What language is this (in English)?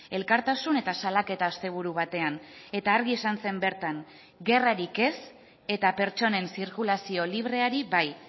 Basque